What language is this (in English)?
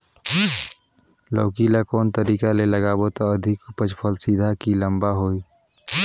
Chhattisgarhi